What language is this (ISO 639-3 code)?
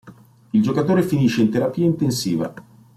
ita